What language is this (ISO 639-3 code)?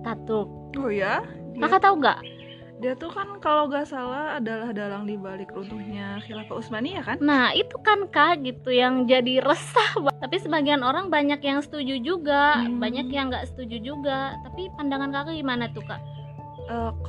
ind